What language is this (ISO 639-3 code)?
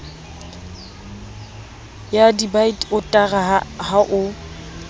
sot